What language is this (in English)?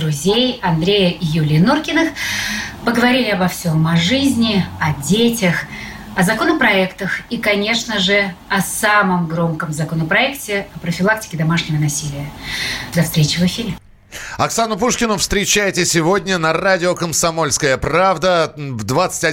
Russian